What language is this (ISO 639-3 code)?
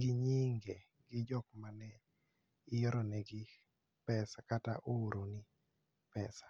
luo